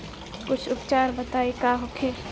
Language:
Bhojpuri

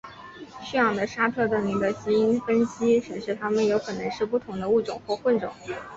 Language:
Chinese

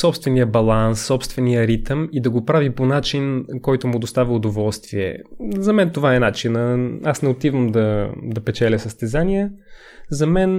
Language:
Bulgarian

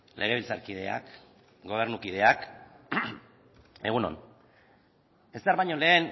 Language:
Basque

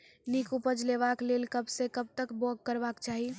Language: Maithili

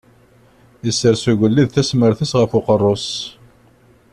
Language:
Kabyle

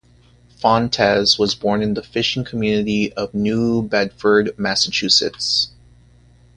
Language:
English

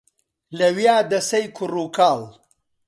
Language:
Central Kurdish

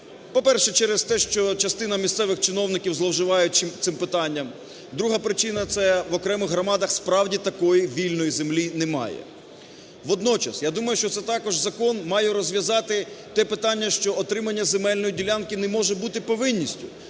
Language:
Ukrainian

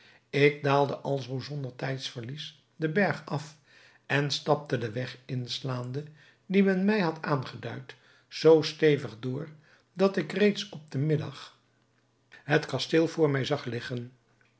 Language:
Dutch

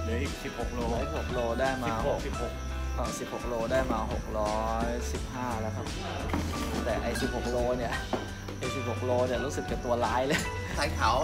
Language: Thai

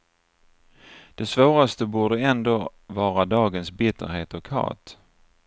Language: Swedish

